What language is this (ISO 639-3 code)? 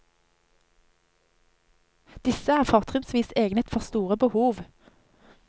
nor